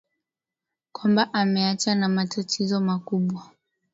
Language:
Swahili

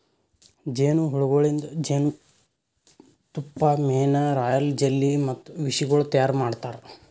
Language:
Kannada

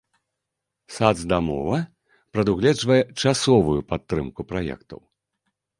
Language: Belarusian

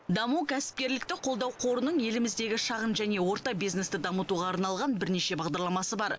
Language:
Kazakh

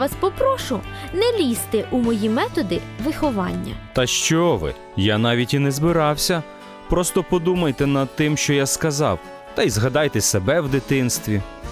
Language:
Ukrainian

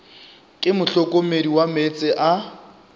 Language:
Northern Sotho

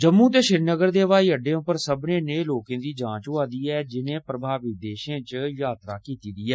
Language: Dogri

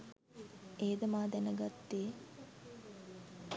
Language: Sinhala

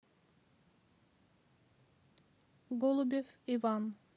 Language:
Russian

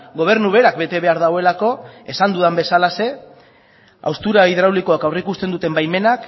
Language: Basque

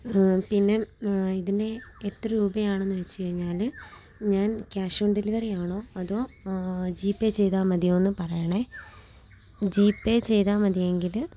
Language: Malayalam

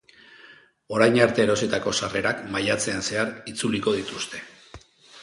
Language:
Basque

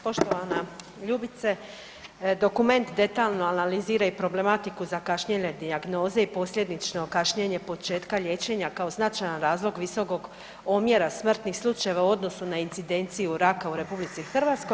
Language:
Croatian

